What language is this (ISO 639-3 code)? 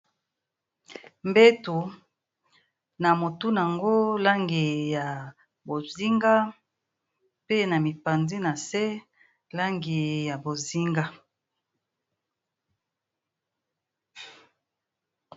lin